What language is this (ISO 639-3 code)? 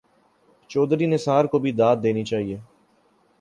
urd